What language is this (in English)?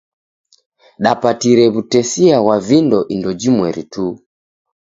Taita